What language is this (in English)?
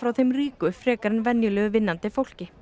Icelandic